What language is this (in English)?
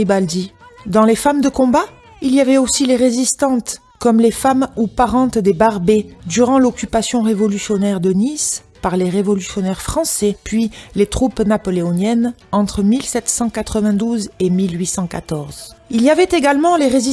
French